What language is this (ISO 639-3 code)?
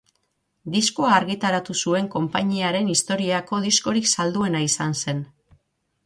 eus